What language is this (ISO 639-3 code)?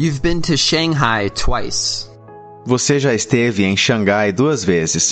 por